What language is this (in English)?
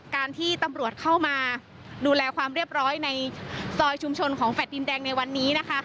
Thai